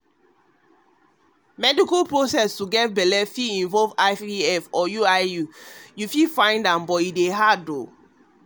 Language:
Nigerian Pidgin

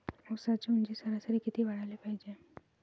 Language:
Marathi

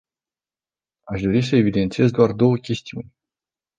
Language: Romanian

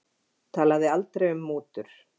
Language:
Icelandic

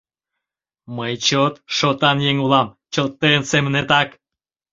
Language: Mari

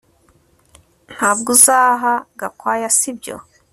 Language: Kinyarwanda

